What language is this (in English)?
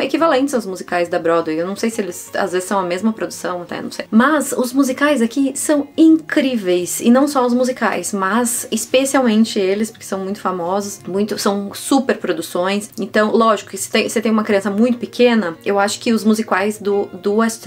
Portuguese